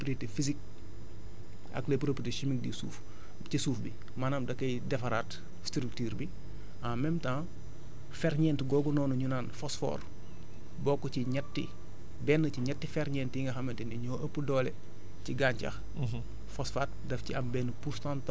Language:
Wolof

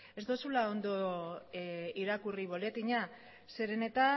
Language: Basque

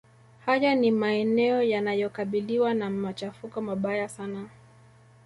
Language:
Swahili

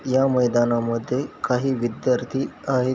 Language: Marathi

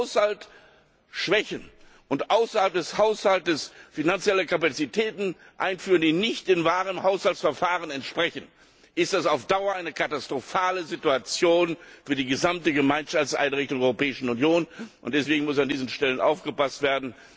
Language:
German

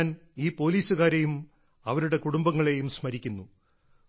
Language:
Malayalam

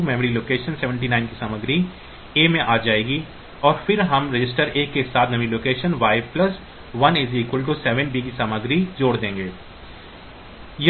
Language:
Hindi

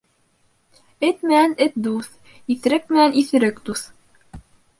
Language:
Bashkir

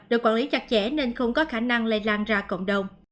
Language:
Vietnamese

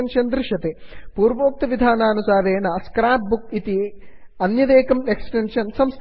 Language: Sanskrit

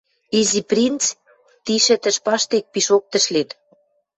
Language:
Western Mari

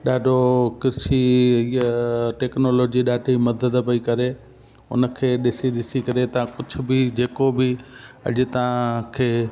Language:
Sindhi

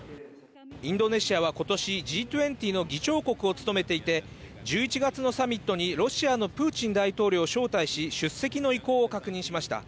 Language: Japanese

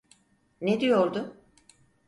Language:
Turkish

